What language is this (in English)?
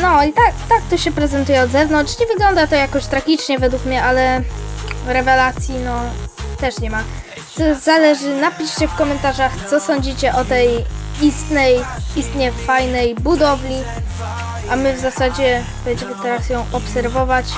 Polish